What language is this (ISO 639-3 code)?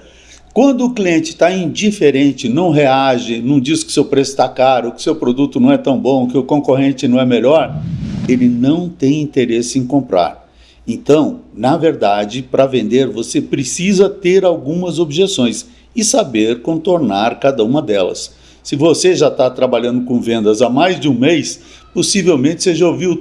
por